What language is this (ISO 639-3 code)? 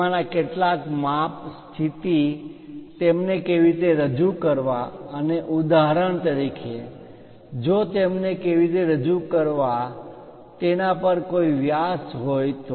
guj